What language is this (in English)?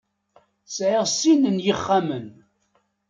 Kabyle